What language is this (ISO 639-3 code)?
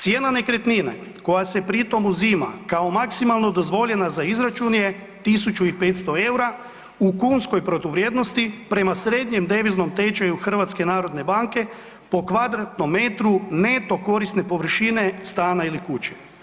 hrv